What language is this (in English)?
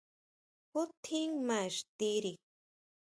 Huautla Mazatec